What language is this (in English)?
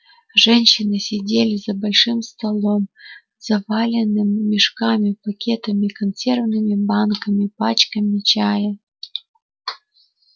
Russian